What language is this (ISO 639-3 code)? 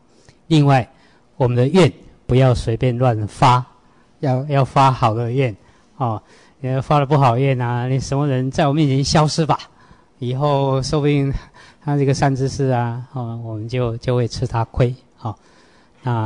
zho